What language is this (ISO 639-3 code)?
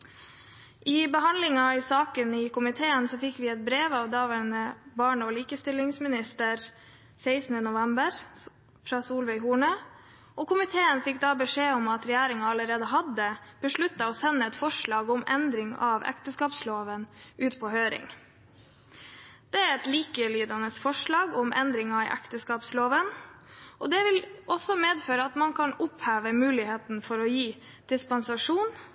nob